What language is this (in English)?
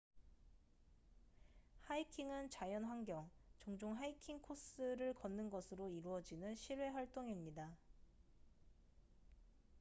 Korean